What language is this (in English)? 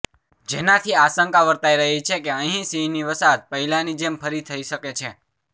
Gujarati